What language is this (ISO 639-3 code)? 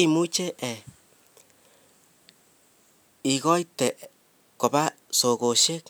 kln